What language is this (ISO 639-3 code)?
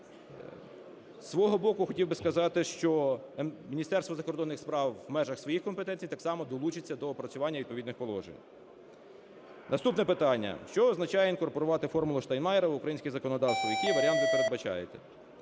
ukr